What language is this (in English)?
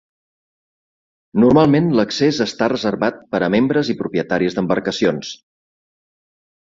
Catalan